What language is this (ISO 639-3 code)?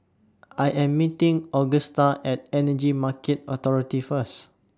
eng